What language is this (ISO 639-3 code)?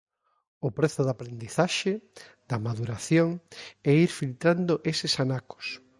glg